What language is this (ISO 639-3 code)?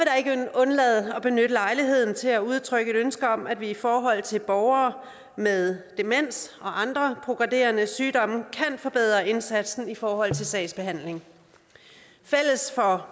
dan